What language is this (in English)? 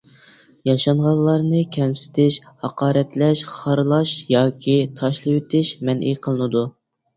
Uyghur